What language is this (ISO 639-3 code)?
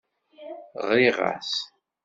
kab